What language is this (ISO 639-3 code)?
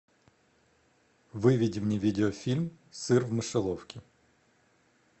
rus